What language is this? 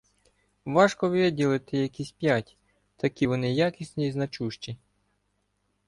Ukrainian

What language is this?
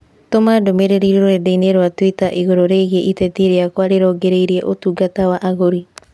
Kikuyu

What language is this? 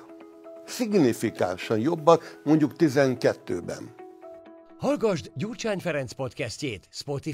Hungarian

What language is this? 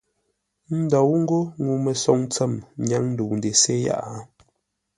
Ngombale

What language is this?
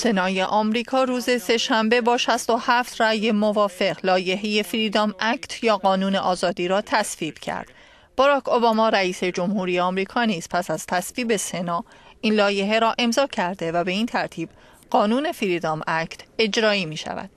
Persian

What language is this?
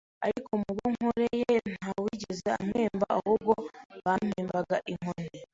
Kinyarwanda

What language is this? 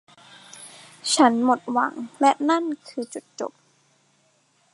Thai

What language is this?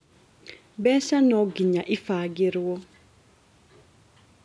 Kikuyu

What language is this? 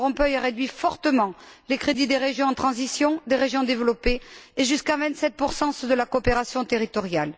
French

